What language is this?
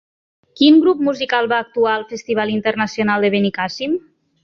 Catalan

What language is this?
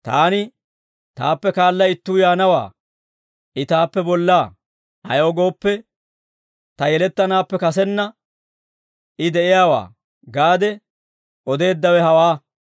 Dawro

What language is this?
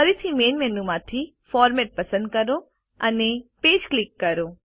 Gujarati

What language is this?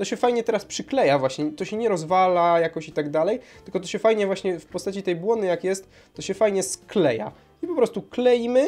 Polish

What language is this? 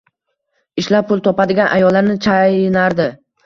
Uzbek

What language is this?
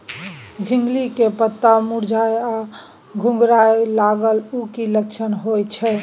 Maithili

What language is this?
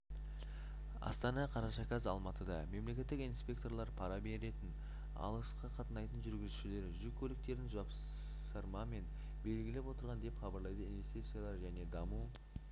Kazakh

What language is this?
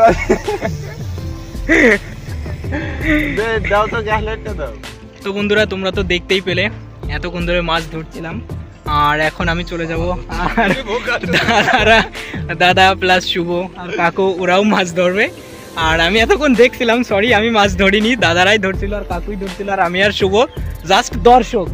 Bangla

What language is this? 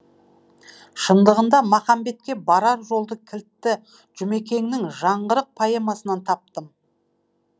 Kazakh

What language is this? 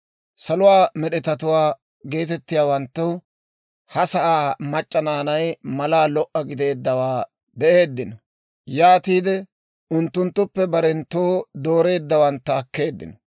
Dawro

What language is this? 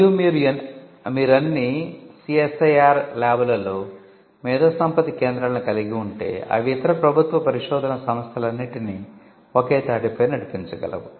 Telugu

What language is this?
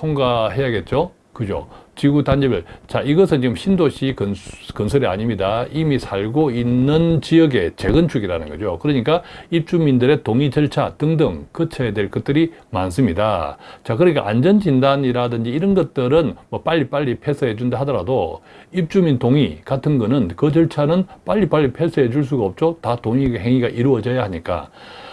Korean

